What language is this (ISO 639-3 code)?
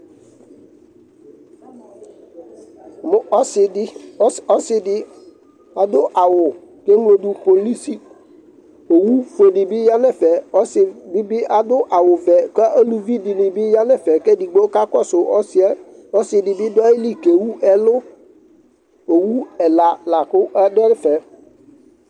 kpo